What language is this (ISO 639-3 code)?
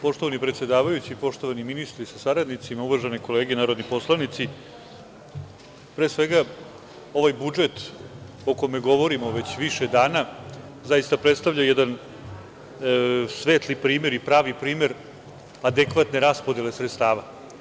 srp